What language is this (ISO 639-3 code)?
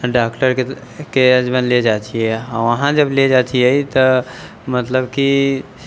mai